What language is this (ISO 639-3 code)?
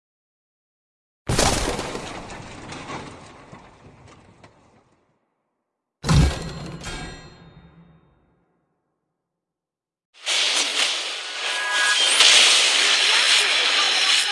ind